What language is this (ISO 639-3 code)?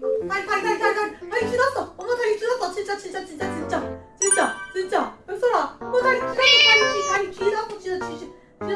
kor